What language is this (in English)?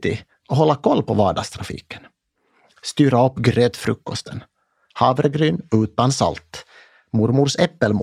Swedish